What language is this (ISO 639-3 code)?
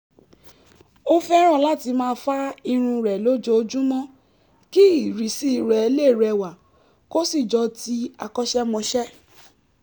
yor